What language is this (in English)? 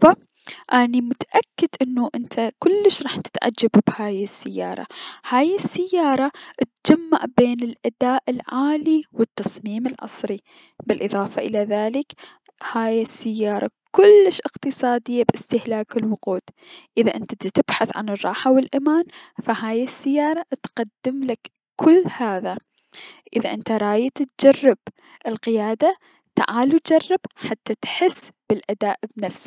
Mesopotamian Arabic